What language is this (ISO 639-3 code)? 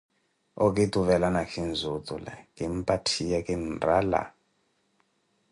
eko